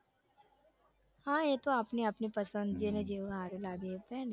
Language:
Gujarati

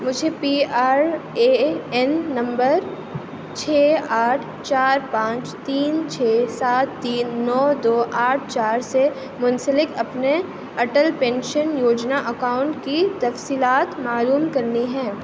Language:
Urdu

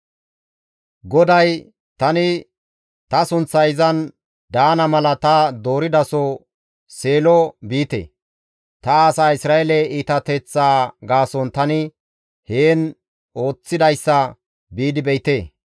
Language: Gamo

